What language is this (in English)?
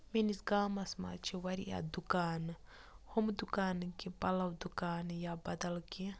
Kashmiri